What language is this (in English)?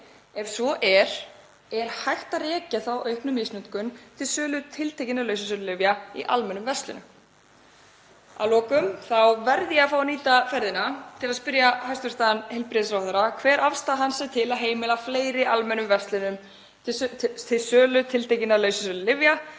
Icelandic